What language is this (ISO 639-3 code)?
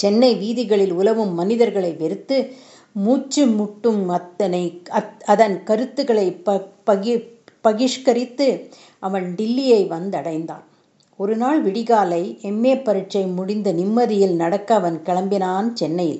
tam